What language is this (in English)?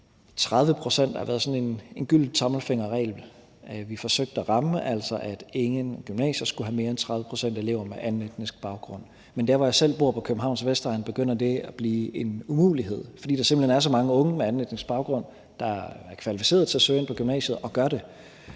Danish